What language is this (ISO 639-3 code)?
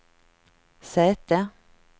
swe